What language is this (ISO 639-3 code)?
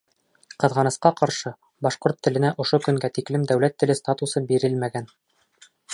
bak